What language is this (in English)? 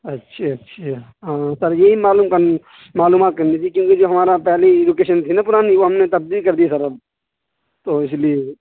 Urdu